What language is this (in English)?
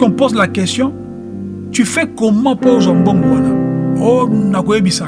French